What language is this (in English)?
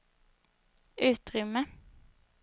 Swedish